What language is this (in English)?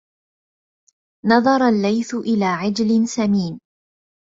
Arabic